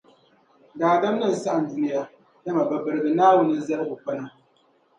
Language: Dagbani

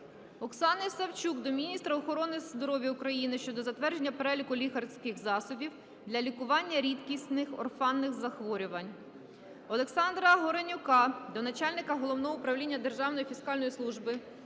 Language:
Ukrainian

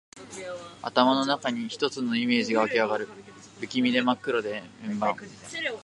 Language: Japanese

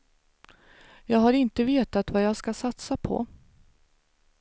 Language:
Swedish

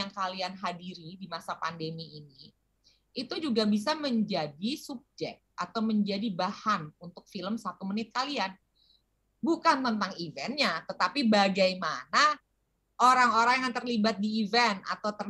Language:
Indonesian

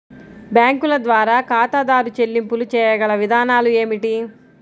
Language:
Telugu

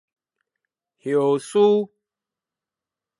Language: Min Nan Chinese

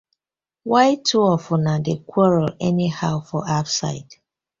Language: Nigerian Pidgin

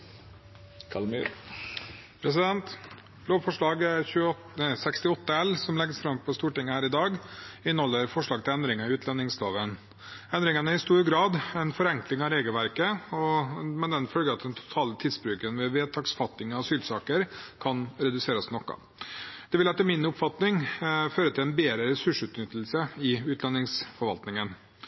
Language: Norwegian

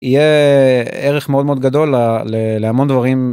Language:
Hebrew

